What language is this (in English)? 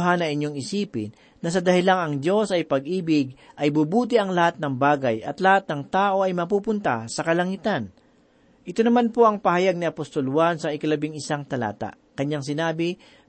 Filipino